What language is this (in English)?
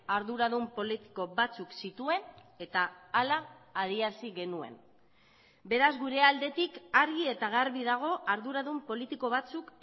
Basque